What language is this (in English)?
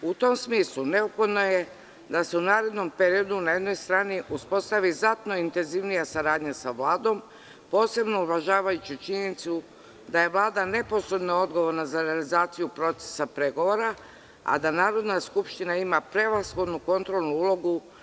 Serbian